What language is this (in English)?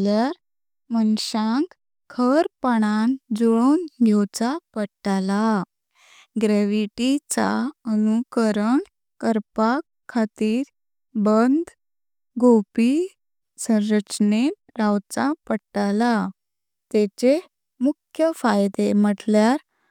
Konkani